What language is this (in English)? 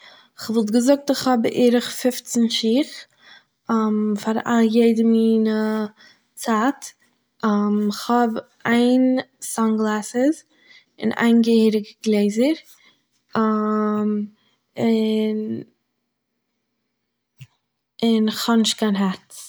Yiddish